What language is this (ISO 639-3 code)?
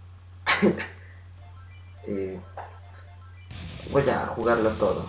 spa